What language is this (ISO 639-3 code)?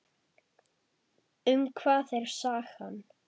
isl